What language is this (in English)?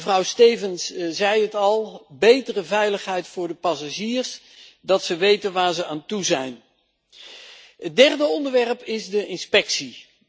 Dutch